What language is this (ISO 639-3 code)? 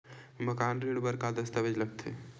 hne